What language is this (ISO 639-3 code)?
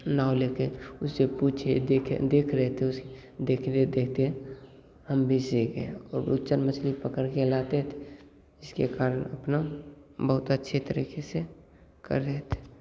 hin